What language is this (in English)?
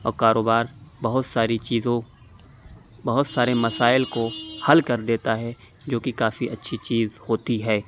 Urdu